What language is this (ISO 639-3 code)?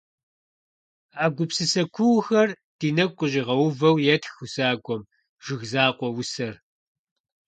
kbd